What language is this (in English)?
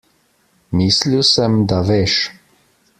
Slovenian